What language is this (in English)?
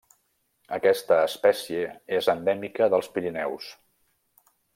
Catalan